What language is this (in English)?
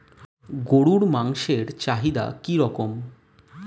Bangla